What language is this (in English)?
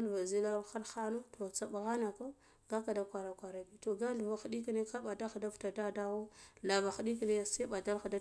Guduf-Gava